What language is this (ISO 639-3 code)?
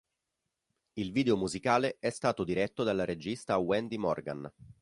ita